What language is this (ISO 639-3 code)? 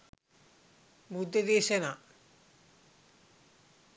sin